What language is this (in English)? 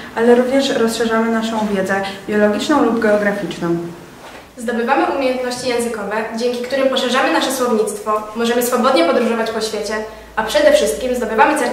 Polish